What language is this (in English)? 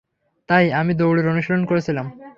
Bangla